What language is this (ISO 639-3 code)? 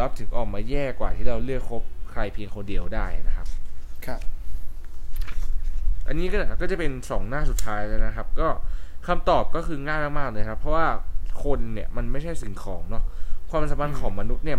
tha